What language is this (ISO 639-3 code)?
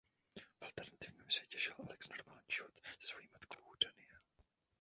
ces